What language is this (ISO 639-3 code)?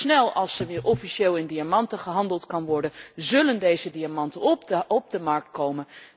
nld